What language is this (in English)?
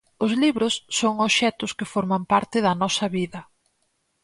Galician